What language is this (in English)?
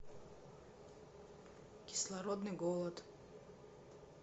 Russian